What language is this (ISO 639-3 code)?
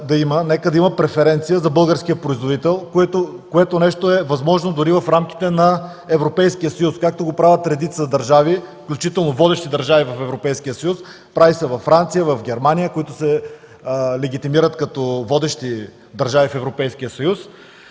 bul